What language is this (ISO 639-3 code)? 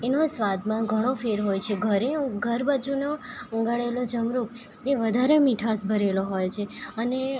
guj